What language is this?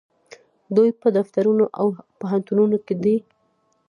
Pashto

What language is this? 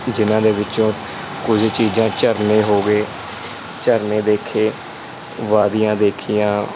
Punjabi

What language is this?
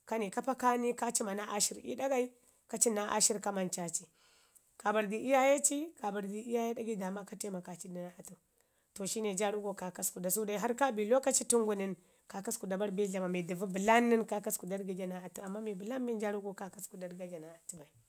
Ngizim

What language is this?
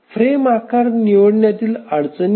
Marathi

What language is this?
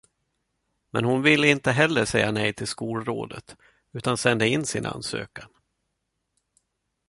Swedish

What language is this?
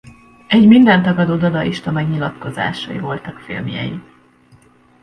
Hungarian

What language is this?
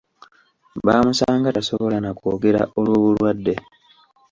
Ganda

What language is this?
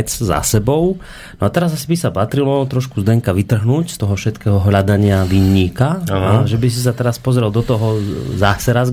Slovak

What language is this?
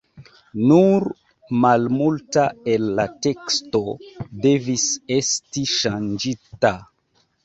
Esperanto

